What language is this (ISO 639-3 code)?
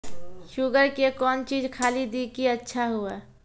mai